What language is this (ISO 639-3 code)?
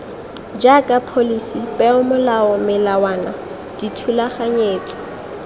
tsn